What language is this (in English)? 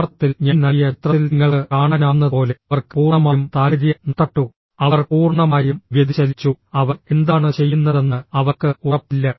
Malayalam